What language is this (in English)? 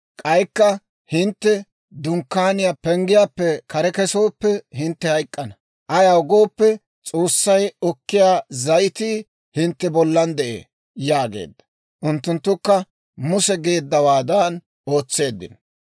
Dawro